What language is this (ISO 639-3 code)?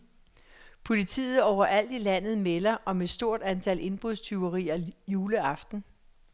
dan